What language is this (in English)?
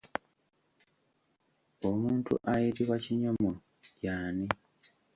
Ganda